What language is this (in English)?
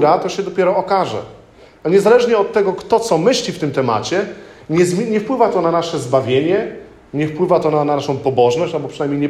Polish